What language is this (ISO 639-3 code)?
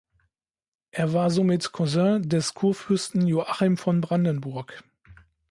deu